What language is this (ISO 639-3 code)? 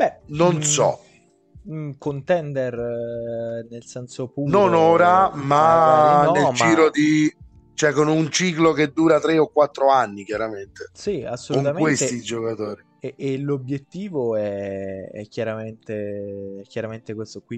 ita